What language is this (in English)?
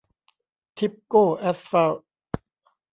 Thai